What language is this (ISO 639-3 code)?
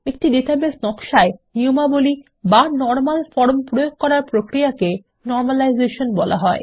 ben